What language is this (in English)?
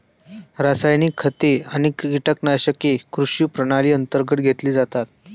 Marathi